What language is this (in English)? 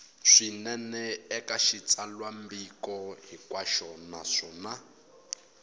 Tsonga